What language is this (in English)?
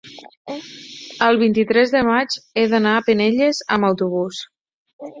Catalan